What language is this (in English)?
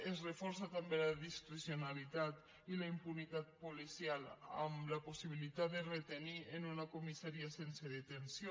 Catalan